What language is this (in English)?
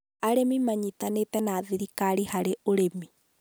Kikuyu